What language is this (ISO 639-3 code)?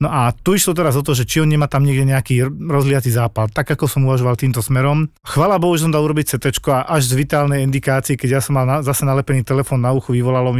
slk